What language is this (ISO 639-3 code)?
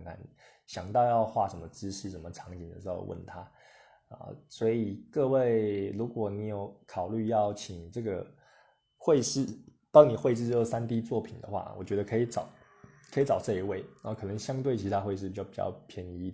zho